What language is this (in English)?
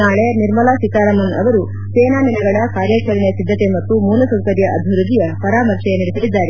Kannada